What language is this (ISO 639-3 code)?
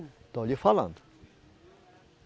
por